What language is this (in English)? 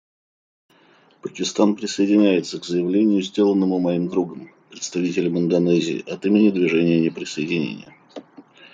Russian